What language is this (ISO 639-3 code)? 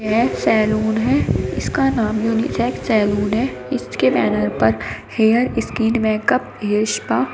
hin